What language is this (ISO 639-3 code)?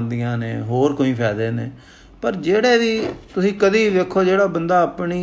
pan